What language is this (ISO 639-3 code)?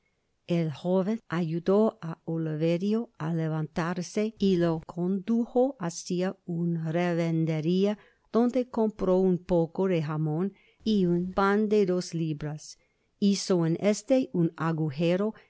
spa